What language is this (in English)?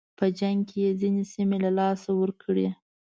Pashto